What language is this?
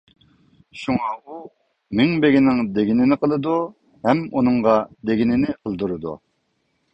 Uyghur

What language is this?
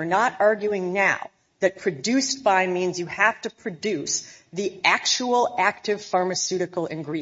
English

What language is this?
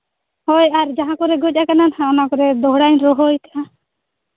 Santali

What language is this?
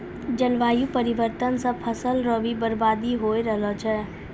Maithili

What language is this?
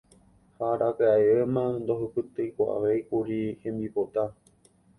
Guarani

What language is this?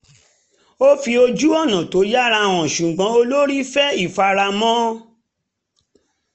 Yoruba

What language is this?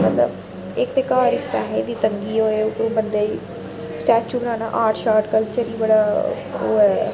Dogri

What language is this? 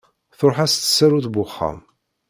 Kabyle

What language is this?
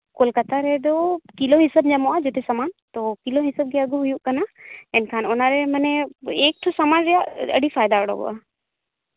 Santali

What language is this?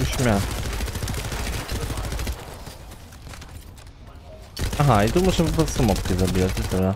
Polish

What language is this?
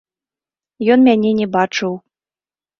Belarusian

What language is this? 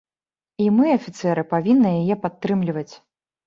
Belarusian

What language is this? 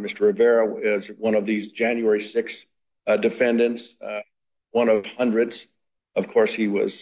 English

